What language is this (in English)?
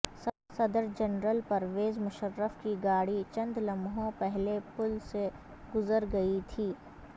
Urdu